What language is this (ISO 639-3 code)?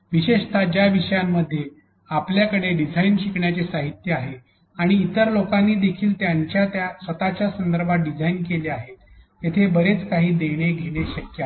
mar